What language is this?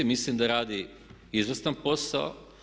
Croatian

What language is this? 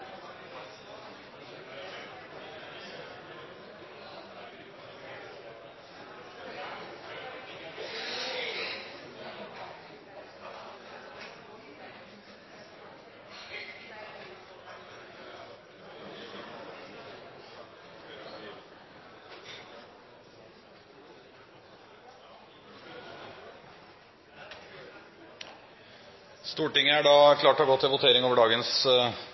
Norwegian Bokmål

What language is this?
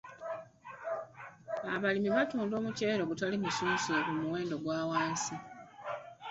Ganda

